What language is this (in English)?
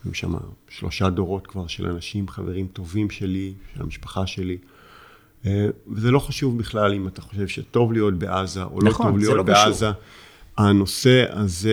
Hebrew